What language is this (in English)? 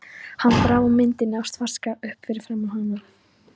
Icelandic